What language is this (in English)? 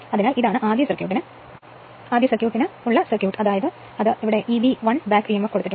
Malayalam